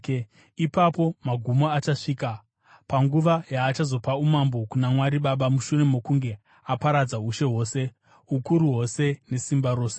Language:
Shona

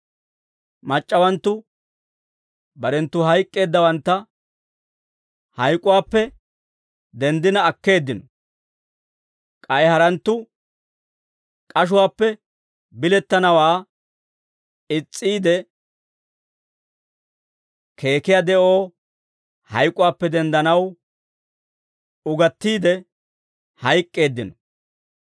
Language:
Dawro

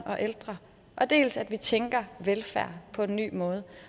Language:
Danish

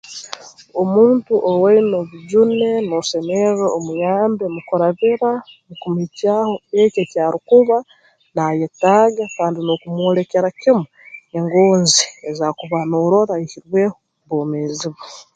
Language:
Tooro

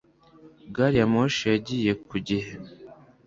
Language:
Kinyarwanda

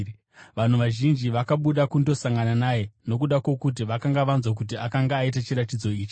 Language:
Shona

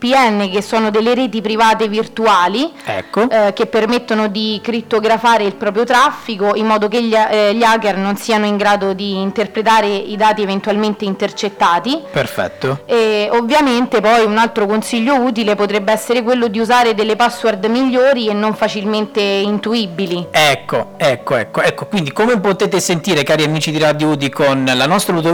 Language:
Italian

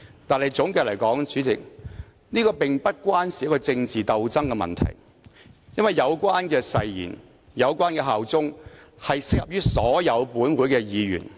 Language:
Cantonese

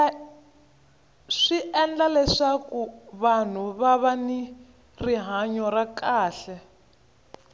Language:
Tsonga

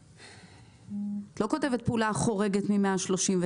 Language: Hebrew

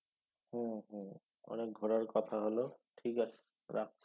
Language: Bangla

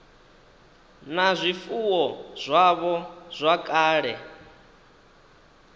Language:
Venda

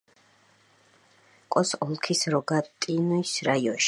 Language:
Georgian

